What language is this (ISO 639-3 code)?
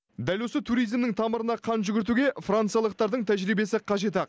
kaz